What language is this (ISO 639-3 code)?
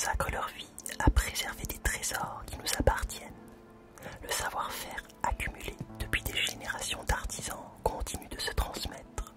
fra